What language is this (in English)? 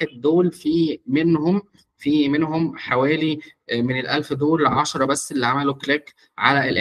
Arabic